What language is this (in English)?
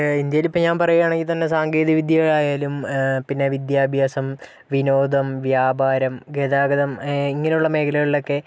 Malayalam